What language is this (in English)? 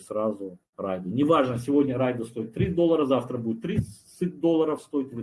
Russian